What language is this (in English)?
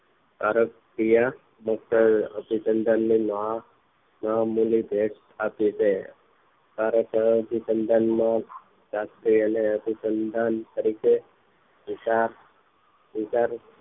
Gujarati